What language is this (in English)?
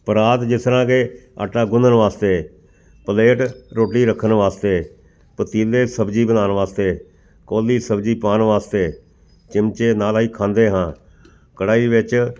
Punjabi